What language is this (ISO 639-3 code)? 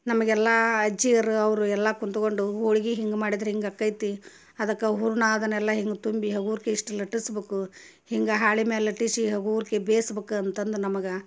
kan